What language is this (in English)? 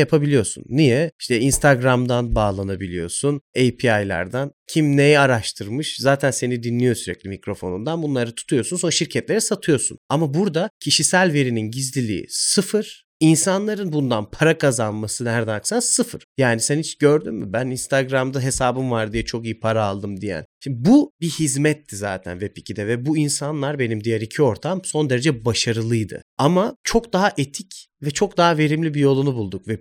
Turkish